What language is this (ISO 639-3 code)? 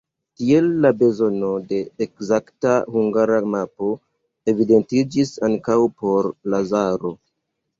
epo